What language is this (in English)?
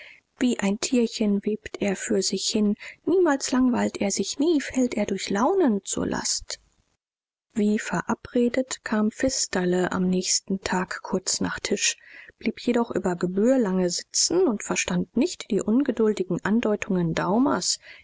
German